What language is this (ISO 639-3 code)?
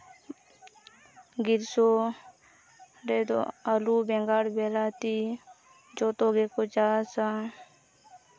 sat